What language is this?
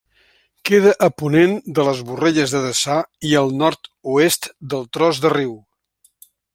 Catalan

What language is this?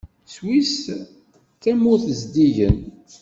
Kabyle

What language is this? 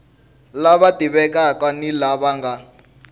Tsonga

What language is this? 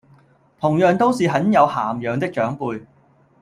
Cantonese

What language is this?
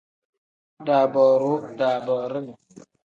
Tem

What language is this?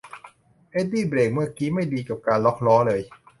Thai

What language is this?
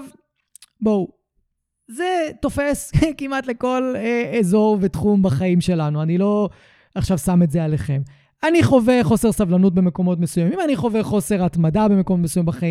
Hebrew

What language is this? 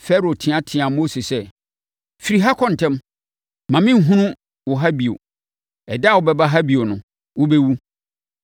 Akan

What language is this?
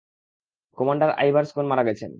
Bangla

